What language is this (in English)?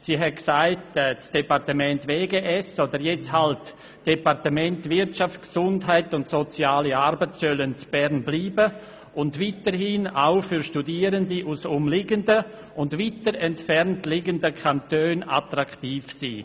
Swiss German